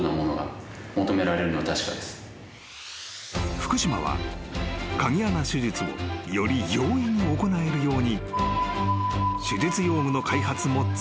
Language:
Japanese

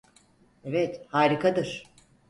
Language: Turkish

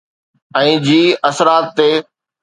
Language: Sindhi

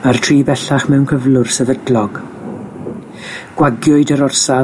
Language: Welsh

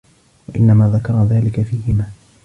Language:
Arabic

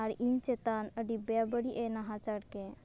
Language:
Santali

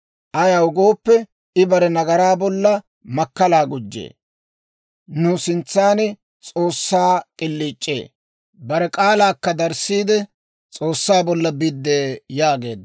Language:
Dawro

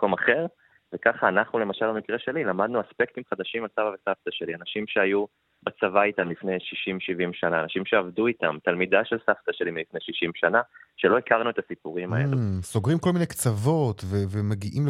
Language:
Hebrew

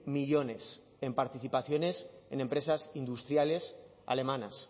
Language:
Spanish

